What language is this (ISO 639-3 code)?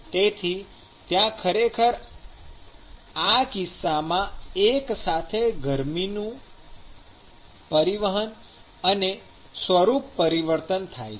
guj